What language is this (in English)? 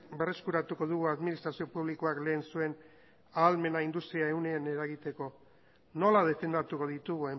Basque